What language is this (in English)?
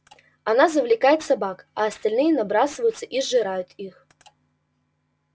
Russian